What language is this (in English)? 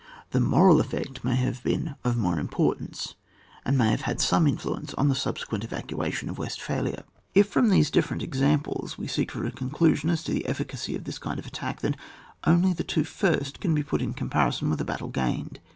English